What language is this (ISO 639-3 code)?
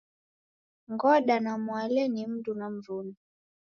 dav